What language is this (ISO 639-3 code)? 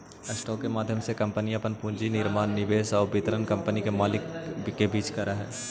mag